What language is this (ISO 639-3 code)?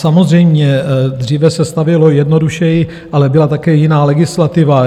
ces